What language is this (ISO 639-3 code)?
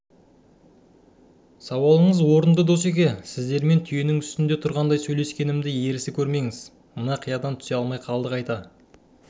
kaz